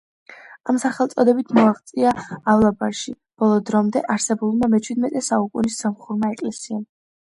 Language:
Georgian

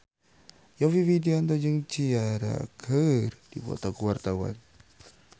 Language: Sundanese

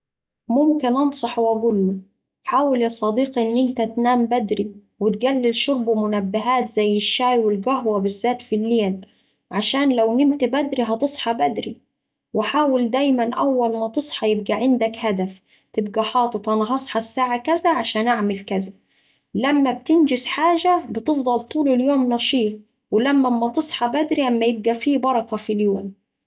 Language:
Saidi Arabic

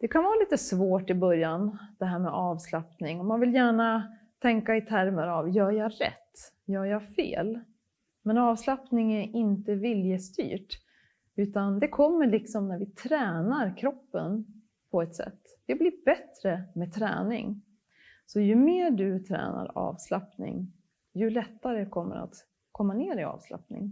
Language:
Swedish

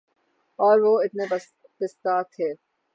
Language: Urdu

